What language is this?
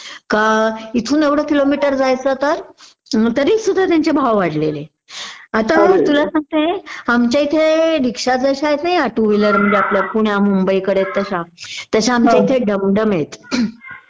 Marathi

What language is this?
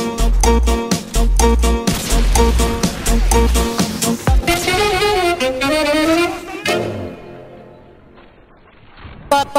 Romanian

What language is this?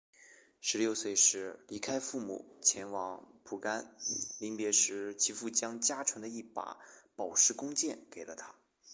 Chinese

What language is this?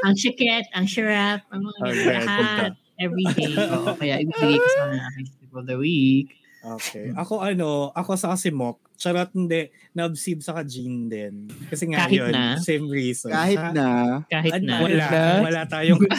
Filipino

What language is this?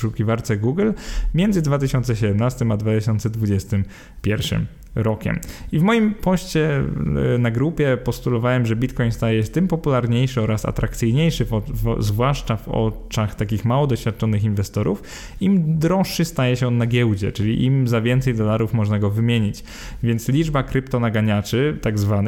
Polish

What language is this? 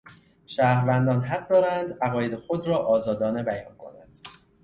Persian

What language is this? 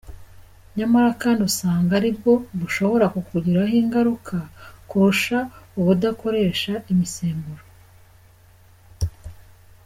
Kinyarwanda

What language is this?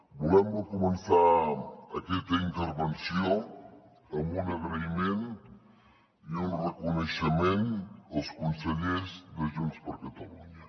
Catalan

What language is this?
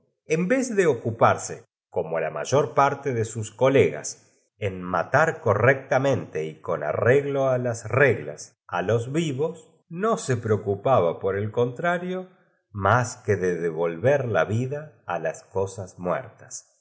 Spanish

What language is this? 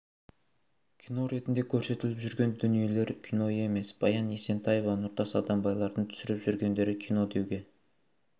Kazakh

